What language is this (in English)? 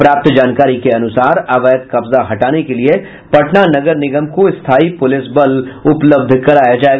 Hindi